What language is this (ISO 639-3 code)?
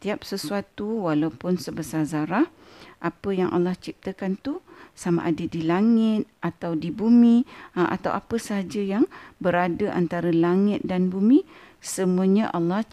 msa